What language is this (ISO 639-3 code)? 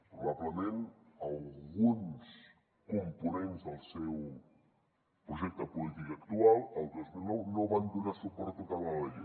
cat